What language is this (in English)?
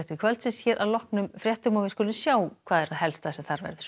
Icelandic